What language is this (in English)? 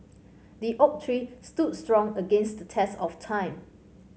English